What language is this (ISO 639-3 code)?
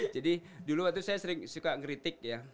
ind